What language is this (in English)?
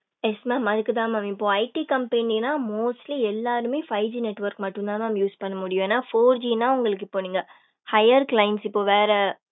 Tamil